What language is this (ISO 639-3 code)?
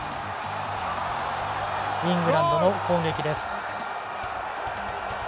jpn